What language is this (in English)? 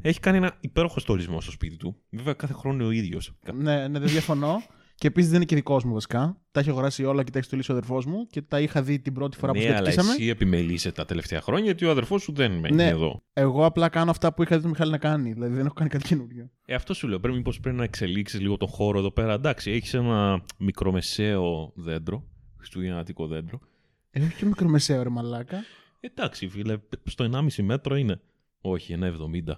Greek